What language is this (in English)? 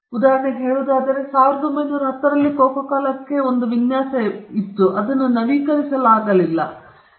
Kannada